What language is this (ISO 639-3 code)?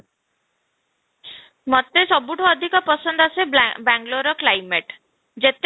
ori